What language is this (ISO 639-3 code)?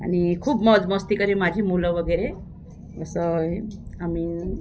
mar